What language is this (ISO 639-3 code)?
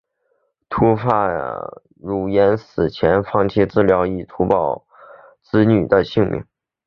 zho